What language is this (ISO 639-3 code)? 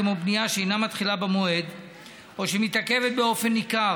heb